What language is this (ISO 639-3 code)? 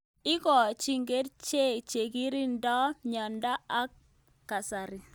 kln